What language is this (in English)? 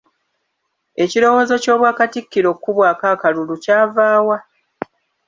Ganda